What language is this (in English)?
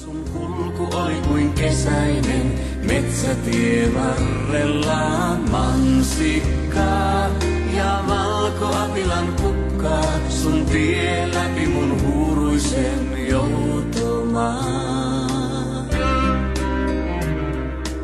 Finnish